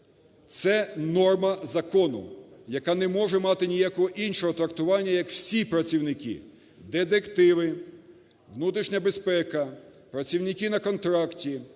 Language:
Ukrainian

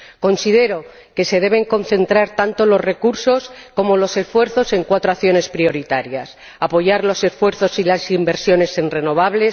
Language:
Spanish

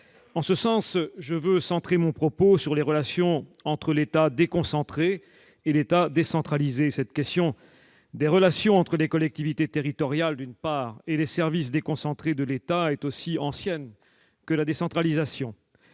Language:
French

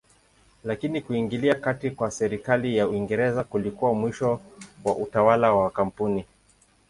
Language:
Swahili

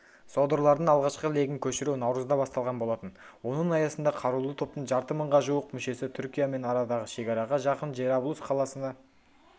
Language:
Kazakh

